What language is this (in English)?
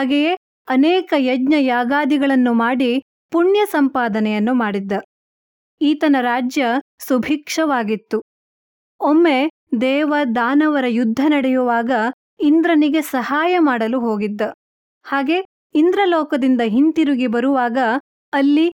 Kannada